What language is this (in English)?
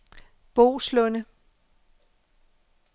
Danish